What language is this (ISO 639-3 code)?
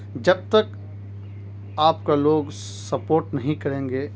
urd